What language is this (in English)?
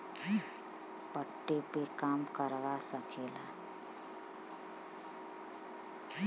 Bhojpuri